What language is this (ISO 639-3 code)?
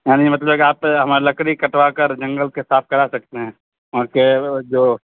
urd